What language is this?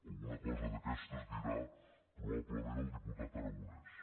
Catalan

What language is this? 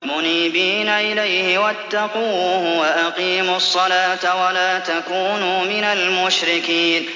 Arabic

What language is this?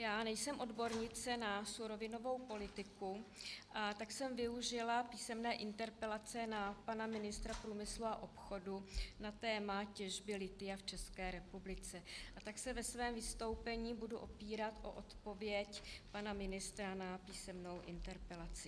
Czech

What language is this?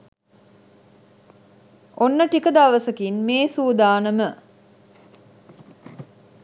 Sinhala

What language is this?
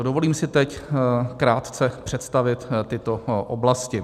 Czech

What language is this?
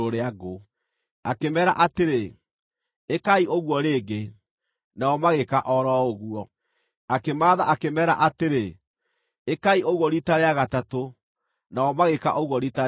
Kikuyu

